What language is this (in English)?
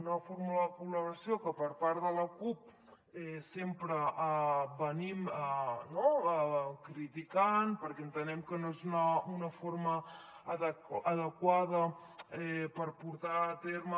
Catalan